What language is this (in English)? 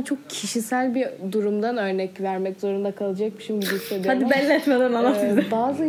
Turkish